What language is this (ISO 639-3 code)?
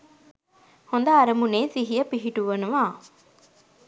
sin